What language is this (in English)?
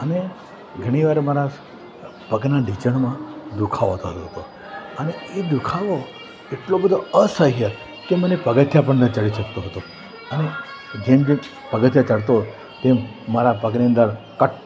Gujarati